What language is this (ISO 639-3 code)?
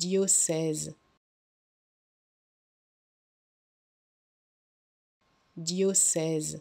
fra